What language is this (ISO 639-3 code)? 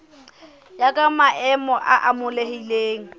sot